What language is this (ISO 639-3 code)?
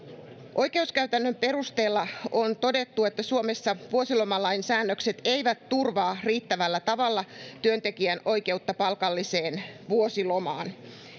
fin